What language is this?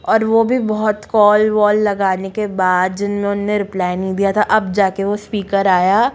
Hindi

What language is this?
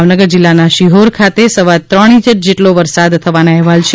Gujarati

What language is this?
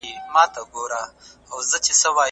Pashto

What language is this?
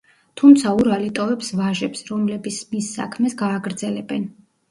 Georgian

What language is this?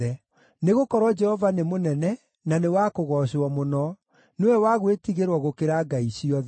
Kikuyu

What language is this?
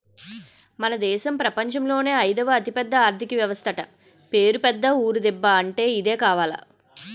Telugu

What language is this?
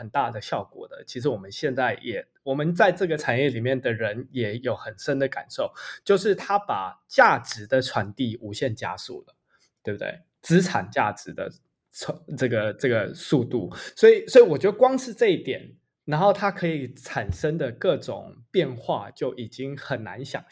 Chinese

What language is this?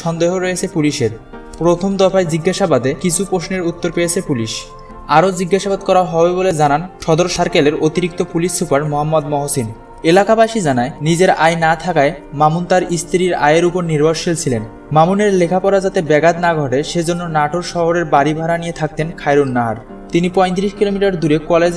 Romanian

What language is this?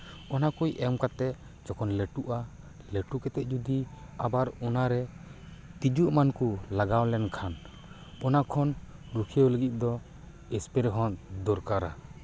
Santali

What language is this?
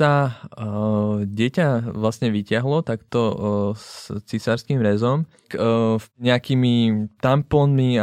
Czech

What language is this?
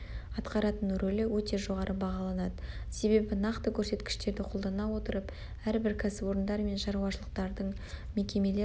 Kazakh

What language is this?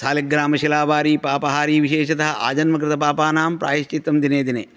Sanskrit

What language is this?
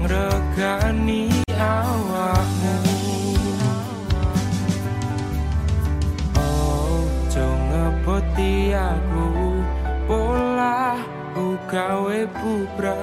Indonesian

